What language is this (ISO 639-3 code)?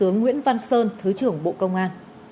vie